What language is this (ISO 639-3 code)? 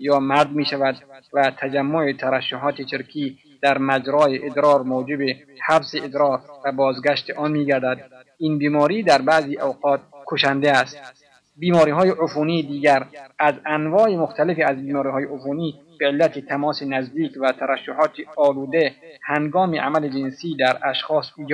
fas